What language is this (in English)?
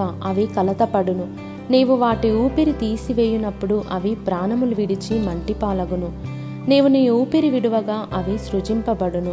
Telugu